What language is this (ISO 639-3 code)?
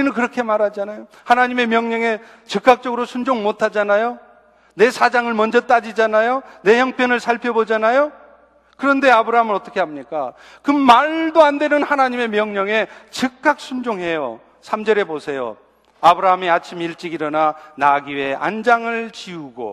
kor